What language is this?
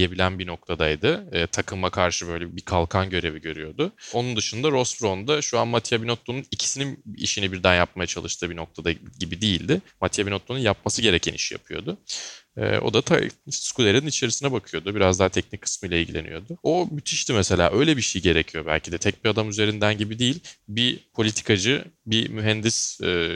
Turkish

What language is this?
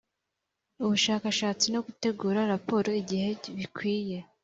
Kinyarwanda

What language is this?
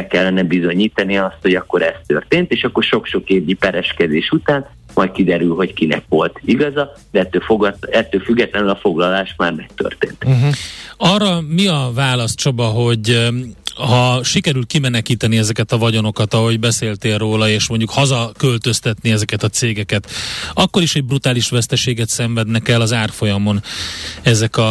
Hungarian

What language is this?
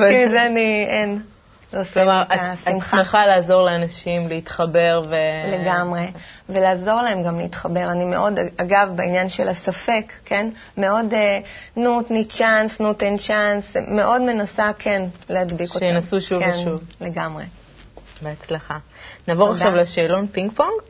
Hebrew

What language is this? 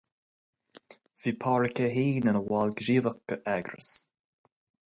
Irish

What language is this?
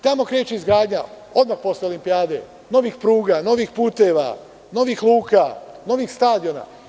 Serbian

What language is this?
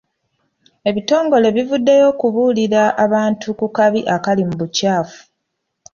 Ganda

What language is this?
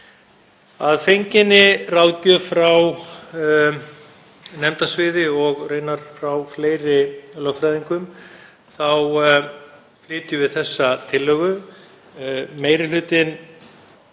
Icelandic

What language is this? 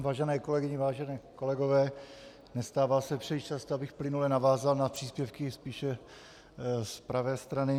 Czech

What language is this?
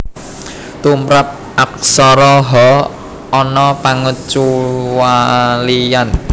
Javanese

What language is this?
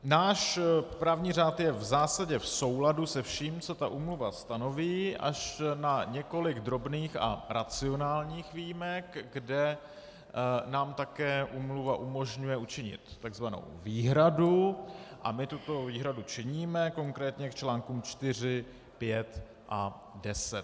Czech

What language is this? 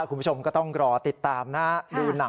Thai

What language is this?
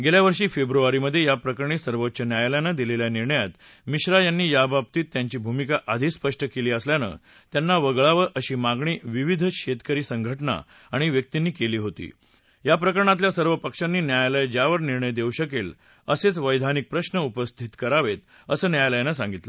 Marathi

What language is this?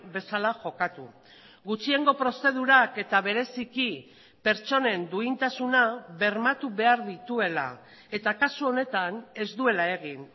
Basque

